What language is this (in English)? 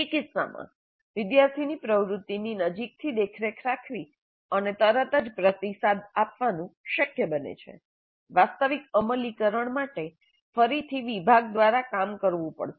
Gujarati